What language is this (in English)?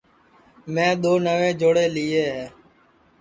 Sansi